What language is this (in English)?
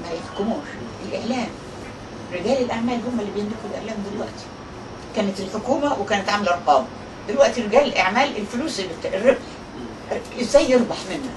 Arabic